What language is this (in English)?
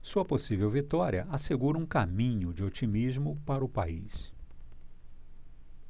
Portuguese